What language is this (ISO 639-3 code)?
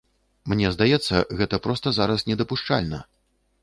bel